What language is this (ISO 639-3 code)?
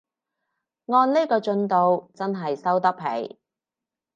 yue